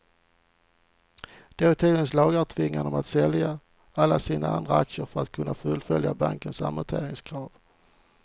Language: Swedish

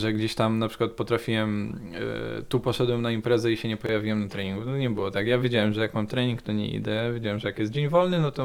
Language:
Polish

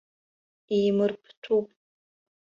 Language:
Abkhazian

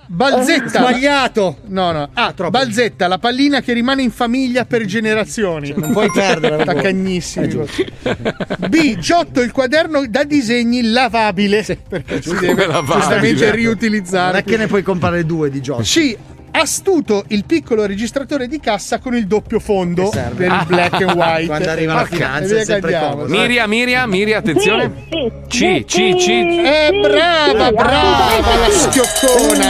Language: Italian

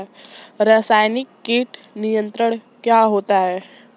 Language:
Hindi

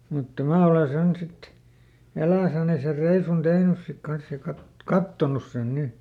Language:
Finnish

